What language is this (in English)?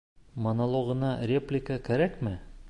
Bashkir